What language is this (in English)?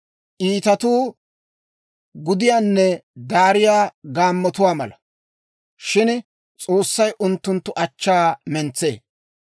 Dawro